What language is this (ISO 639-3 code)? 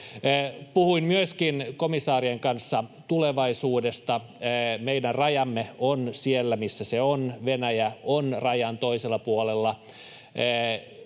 fin